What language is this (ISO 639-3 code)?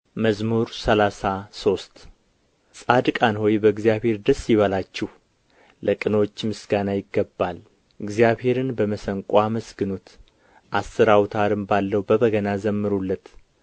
amh